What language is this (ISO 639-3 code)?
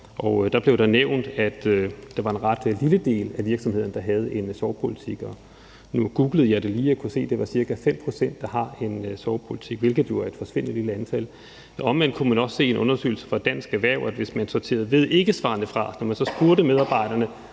dan